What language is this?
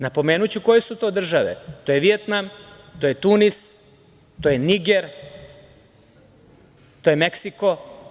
Serbian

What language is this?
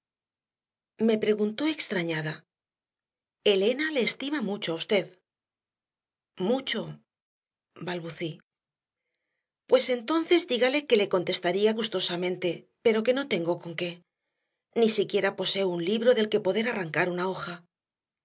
Spanish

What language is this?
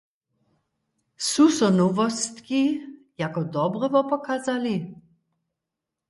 Upper Sorbian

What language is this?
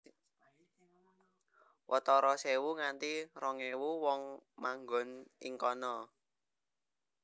Javanese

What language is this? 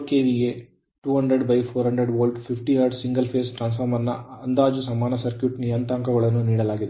Kannada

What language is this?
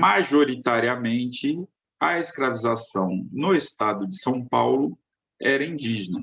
Portuguese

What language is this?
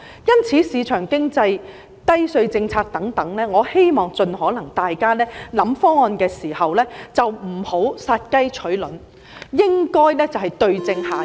Cantonese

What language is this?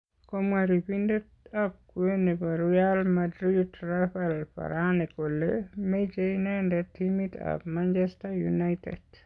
Kalenjin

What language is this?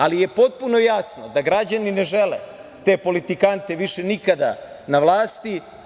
Serbian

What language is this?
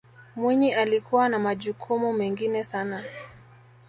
Swahili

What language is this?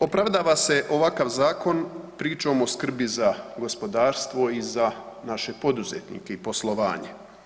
Croatian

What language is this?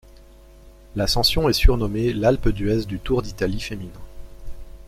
French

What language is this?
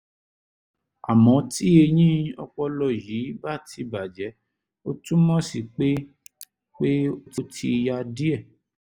Yoruba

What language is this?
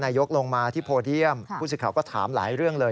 Thai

